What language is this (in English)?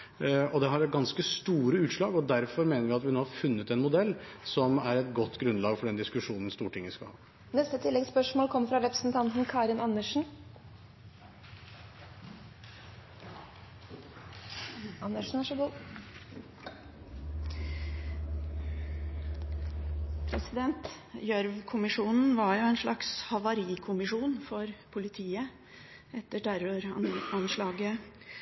Norwegian